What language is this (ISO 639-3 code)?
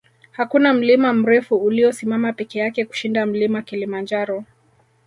swa